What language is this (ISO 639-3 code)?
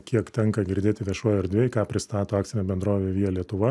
lit